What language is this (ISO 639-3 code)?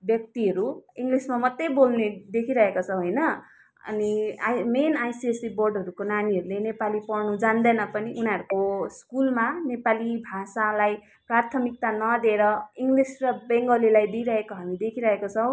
nep